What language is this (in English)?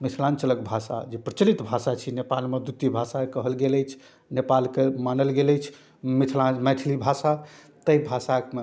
Maithili